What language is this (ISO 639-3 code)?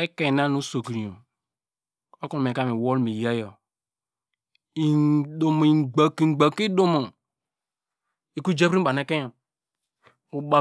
deg